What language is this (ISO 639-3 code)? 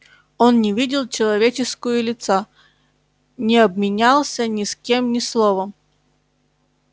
rus